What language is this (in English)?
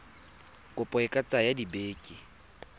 Tswana